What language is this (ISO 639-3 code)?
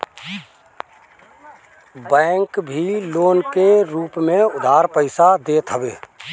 bho